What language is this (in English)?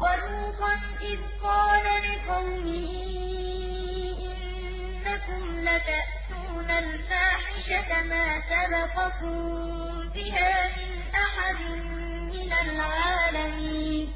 Arabic